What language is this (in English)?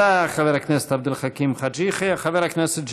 Hebrew